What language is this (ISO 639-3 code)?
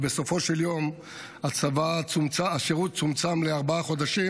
heb